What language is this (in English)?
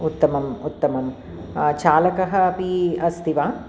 Sanskrit